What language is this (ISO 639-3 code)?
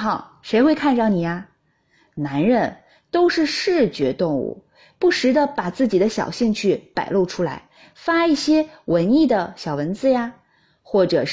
zho